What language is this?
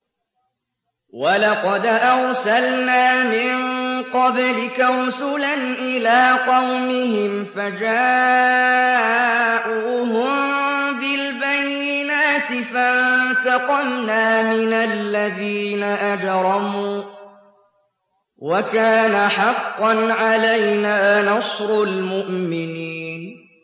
Arabic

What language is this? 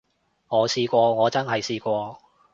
Cantonese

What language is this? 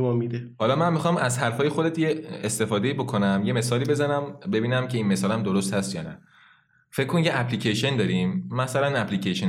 Persian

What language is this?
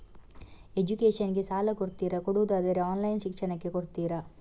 Kannada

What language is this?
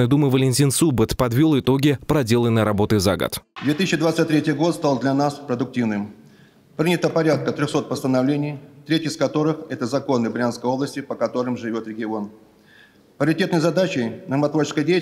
Russian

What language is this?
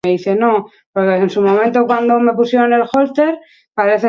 Basque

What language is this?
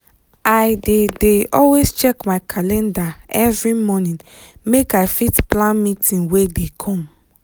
Nigerian Pidgin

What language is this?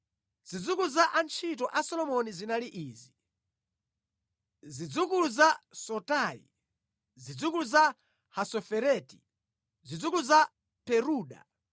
Nyanja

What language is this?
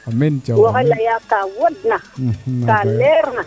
Serer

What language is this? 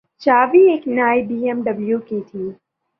Urdu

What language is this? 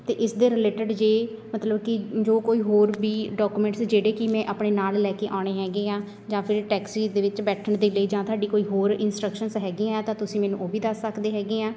Punjabi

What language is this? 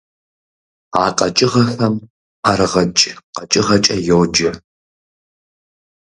Kabardian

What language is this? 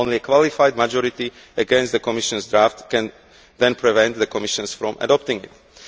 English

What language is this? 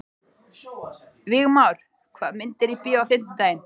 Icelandic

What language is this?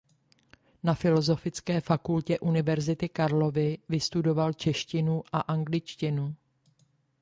Czech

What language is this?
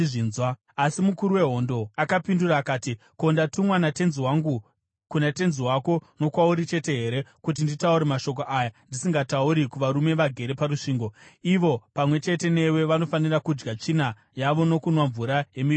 Shona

